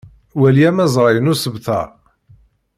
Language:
Kabyle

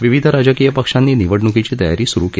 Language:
Marathi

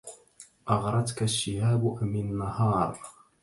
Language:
Arabic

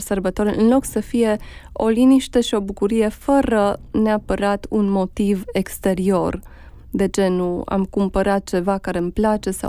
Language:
Romanian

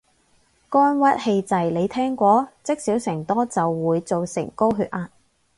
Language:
Cantonese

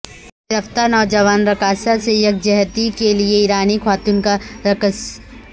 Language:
Urdu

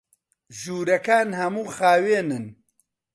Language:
Central Kurdish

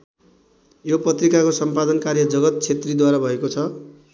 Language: Nepali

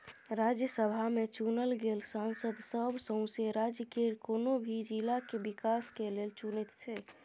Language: Maithili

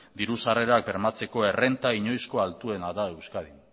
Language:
Basque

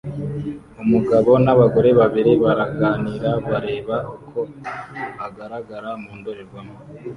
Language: Kinyarwanda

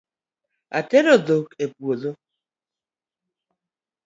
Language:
Luo (Kenya and Tanzania)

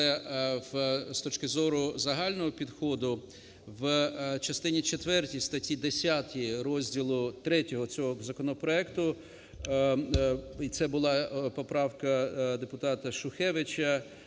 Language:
Ukrainian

